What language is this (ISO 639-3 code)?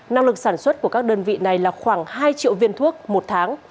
vie